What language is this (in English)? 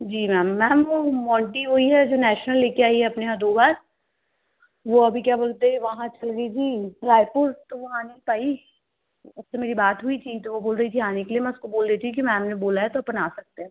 Hindi